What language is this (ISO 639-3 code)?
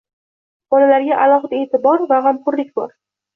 uzb